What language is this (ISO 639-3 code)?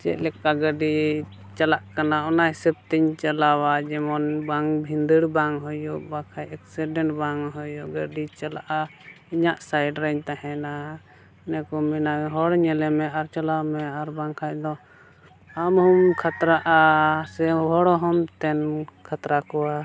sat